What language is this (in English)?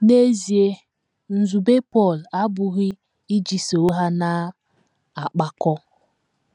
Igbo